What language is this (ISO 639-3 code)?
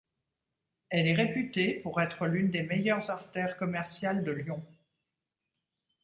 fra